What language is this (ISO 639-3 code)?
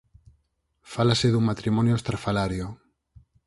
glg